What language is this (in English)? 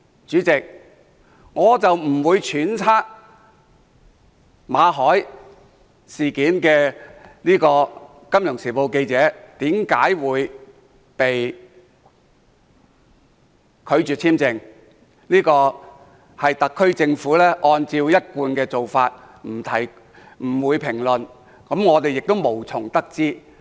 Cantonese